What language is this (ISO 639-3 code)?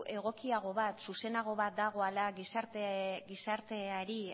eus